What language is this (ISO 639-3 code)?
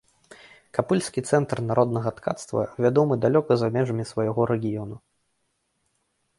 bel